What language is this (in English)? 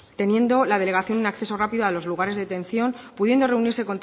Spanish